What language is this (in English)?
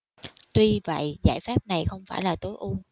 Vietnamese